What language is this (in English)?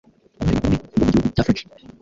Kinyarwanda